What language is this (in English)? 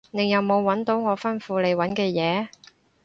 Cantonese